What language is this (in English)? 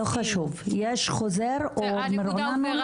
Hebrew